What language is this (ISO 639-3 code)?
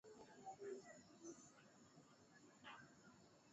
swa